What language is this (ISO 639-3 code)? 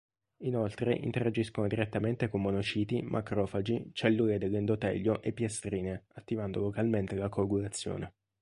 ita